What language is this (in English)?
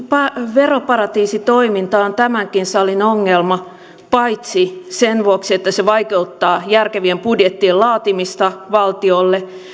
Finnish